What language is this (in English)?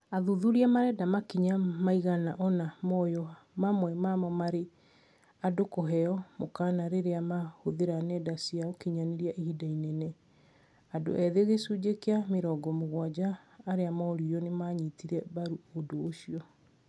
Kikuyu